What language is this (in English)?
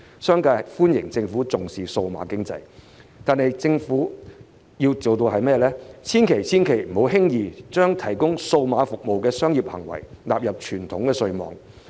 Cantonese